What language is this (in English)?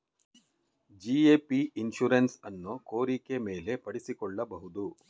Kannada